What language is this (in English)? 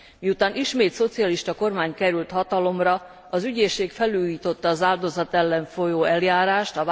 Hungarian